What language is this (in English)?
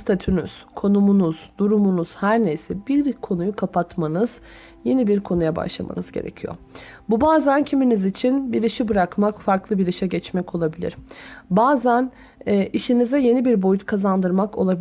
Turkish